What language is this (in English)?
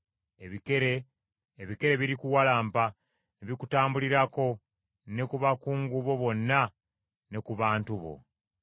Ganda